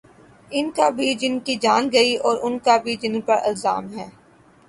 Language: Urdu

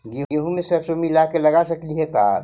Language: Magahi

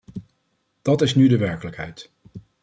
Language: Dutch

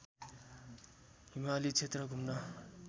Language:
Nepali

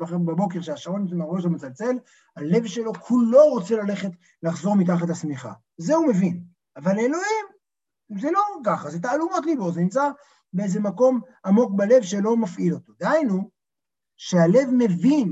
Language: Hebrew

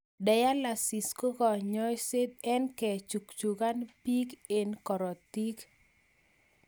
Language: Kalenjin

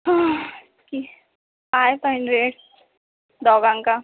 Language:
Konkani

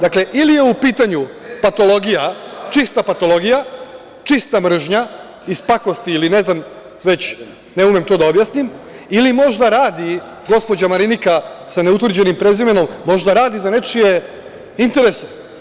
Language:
Serbian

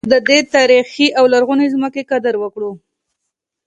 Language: Pashto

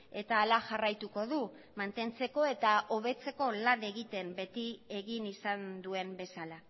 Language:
Basque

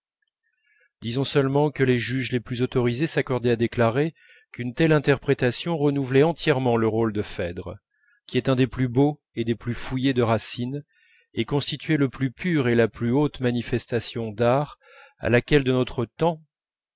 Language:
French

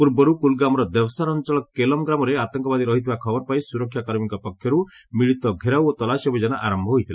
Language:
Odia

